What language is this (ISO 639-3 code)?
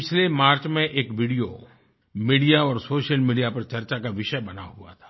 hin